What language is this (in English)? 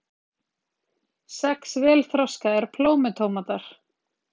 Icelandic